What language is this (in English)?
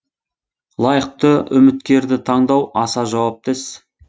Kazakh